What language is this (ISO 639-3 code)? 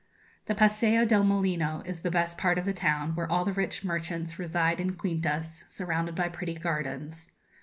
eng